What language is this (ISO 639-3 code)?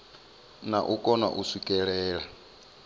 ven